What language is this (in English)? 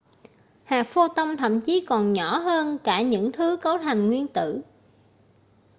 Vietnamese